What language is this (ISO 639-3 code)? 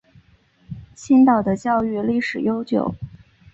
zho